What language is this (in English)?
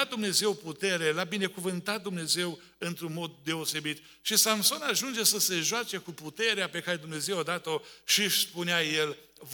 Romanian